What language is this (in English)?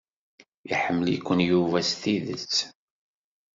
Kabyle